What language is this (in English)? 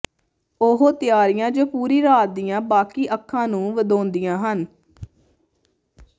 Punjabi